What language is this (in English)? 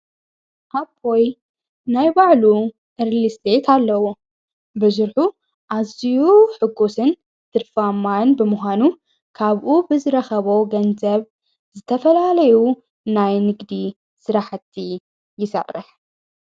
Tigrinya